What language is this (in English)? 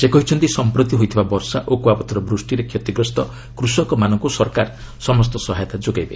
Odia